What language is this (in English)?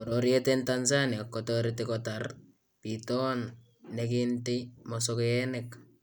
Kalenjin